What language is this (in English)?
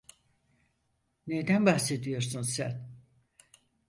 Turkish